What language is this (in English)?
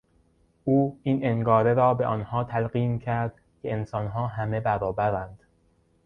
Persian